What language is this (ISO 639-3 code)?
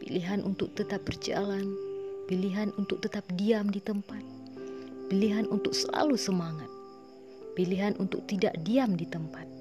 ind